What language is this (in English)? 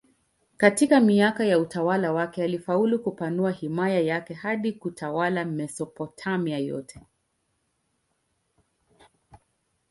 Swahili